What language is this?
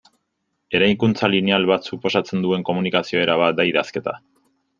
Basque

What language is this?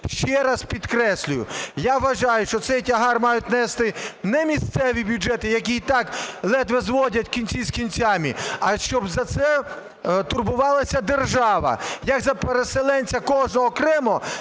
Ukrainian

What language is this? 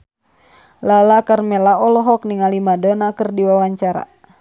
Sundanese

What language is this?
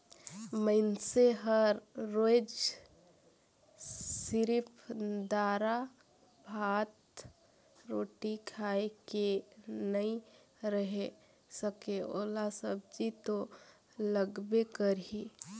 Chhattisgarhi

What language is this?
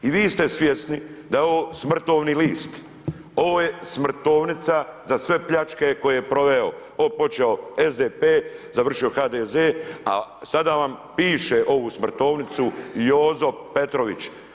Croatian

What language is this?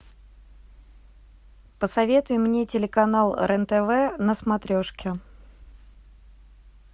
Russian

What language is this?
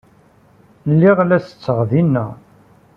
Kabyle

